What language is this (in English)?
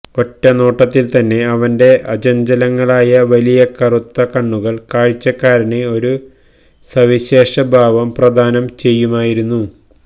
Malayalam